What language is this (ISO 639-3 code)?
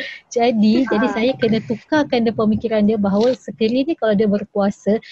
msa